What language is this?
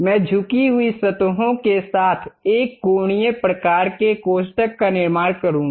Hindi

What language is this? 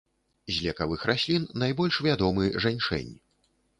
Belarusian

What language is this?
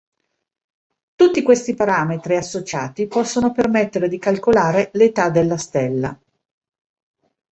Italian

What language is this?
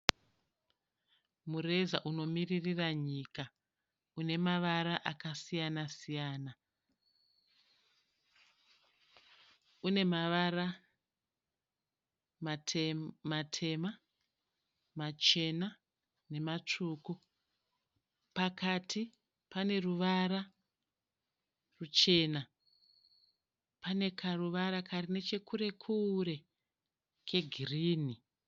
Shona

